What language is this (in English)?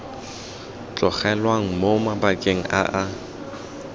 Tswana